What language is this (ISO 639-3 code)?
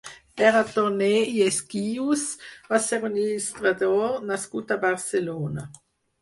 cat